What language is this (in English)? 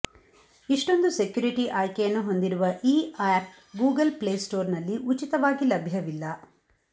Kannada